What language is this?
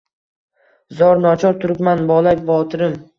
Uzbek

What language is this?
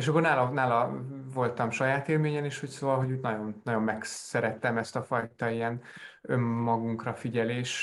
Hungarian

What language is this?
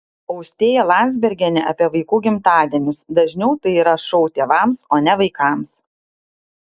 Lithuanian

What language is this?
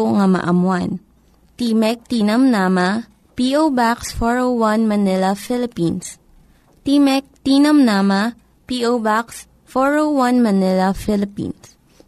Filipino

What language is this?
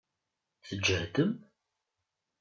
Kabyle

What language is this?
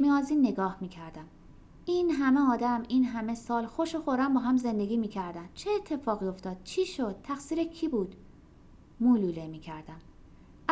Persian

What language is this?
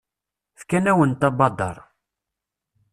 Kabyle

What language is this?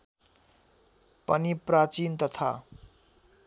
Nepali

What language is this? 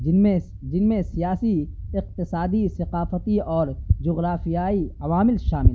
Urdu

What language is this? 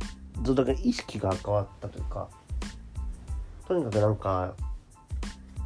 Japanese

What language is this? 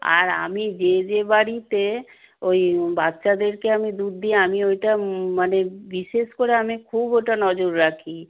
Bangla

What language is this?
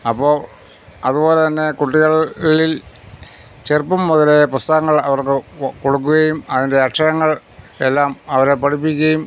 Malayalam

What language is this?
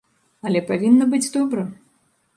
Belarusian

